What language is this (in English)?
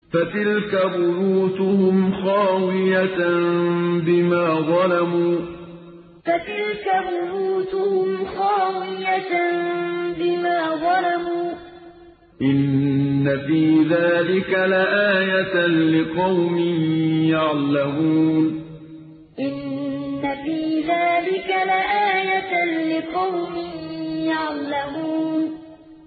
Arabic